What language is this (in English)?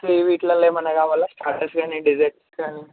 Telugu